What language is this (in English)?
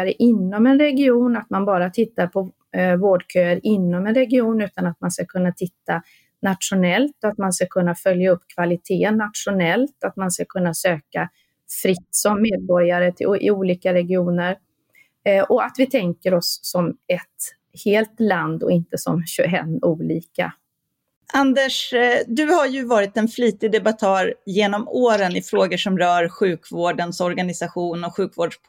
Swedish